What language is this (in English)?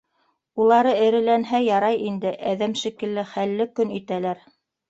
Bashkir